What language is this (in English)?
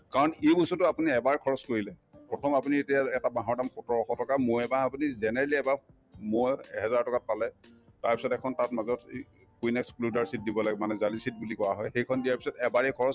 Assamese